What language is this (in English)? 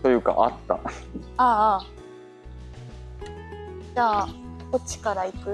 Japanese